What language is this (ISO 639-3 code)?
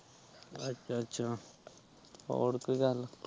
pan